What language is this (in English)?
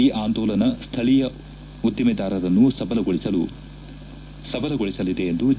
Kannada